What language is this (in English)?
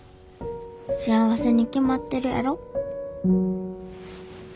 Japanese